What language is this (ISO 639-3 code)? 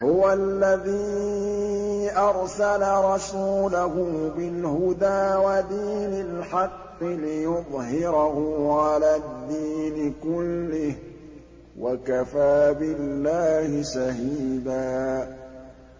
ara